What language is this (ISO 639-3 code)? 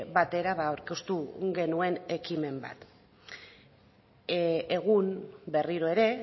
eus